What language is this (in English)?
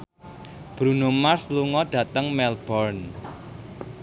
Javanese